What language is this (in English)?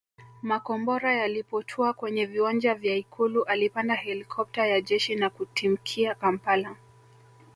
Swahili